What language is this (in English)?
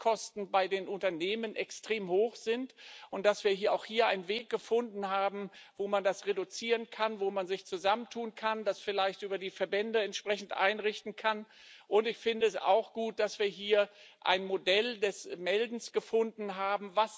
German